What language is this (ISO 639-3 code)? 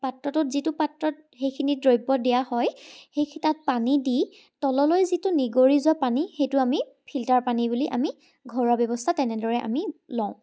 asm